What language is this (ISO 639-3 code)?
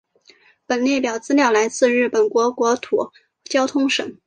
zho